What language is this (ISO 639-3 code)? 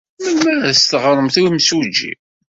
kab